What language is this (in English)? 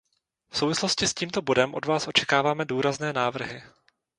Czech